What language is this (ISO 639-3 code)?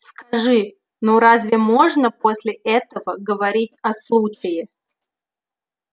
rus